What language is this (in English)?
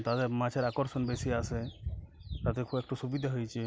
Bangla